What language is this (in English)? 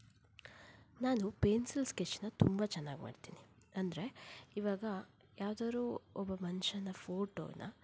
Kannada